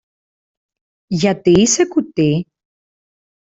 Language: Greek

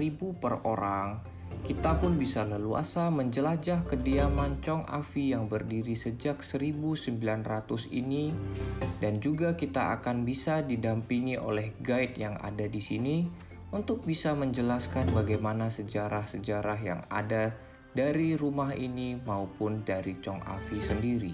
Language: Indonesian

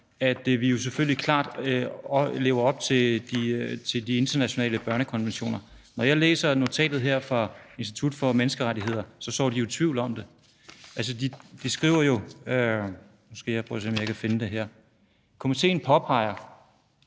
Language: Danish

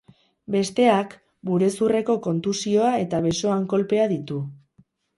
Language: Basque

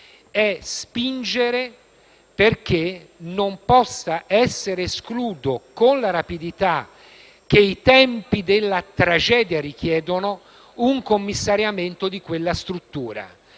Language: Italian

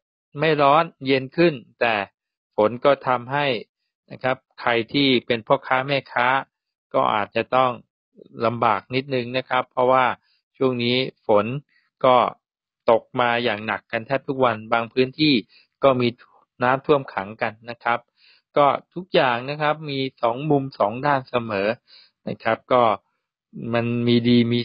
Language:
Thai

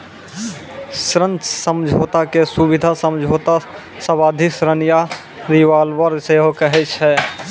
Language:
Maithili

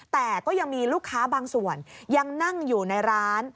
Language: Thai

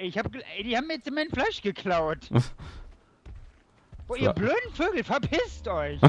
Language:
German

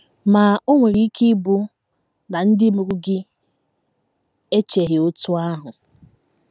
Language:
Igbo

